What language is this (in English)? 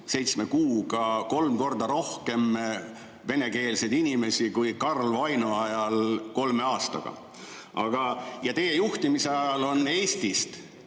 Estonian